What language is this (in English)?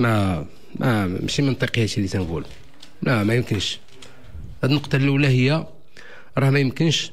Arabic